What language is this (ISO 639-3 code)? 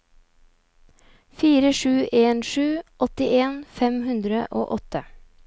nor